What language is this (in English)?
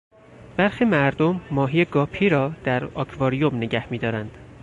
Persian